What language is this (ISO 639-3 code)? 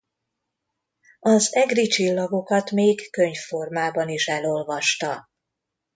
hun